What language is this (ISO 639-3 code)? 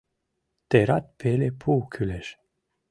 chm